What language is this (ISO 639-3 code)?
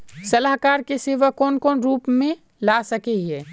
mag